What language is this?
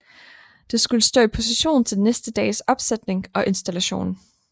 Danish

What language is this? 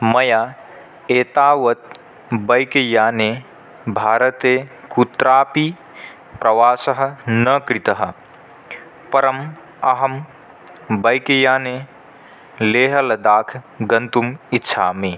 Sanskrit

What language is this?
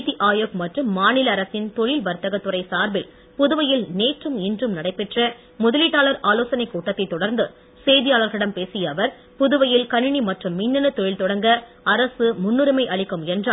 Tamil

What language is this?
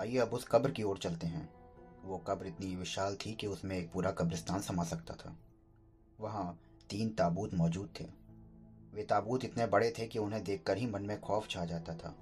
Hindi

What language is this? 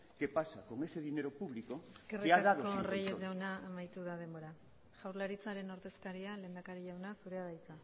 Basque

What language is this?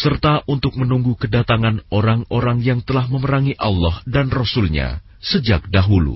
Indonesian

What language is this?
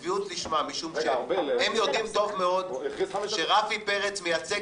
Hebrew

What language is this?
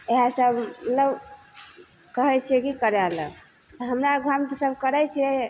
Maithili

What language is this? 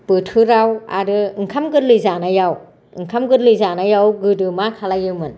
Bodo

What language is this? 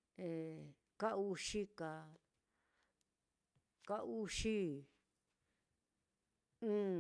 Mitlatongo Mixtec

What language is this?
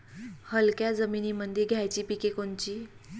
Marathi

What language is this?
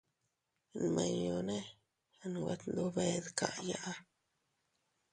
Teutila Cuicatec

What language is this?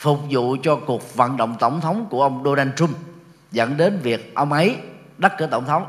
Vietnamese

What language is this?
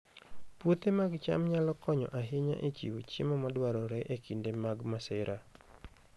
Luo (Kenya and Tanzania)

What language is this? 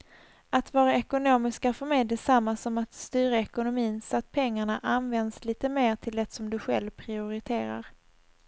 Swedish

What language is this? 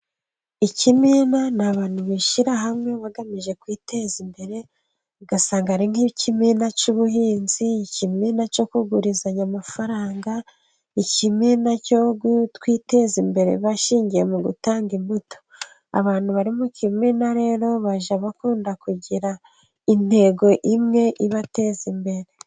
Kinyarwanda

